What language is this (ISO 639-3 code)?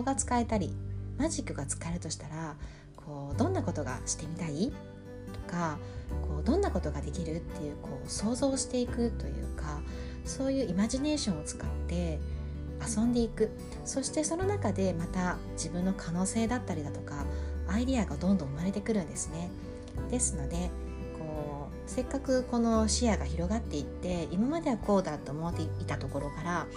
jpn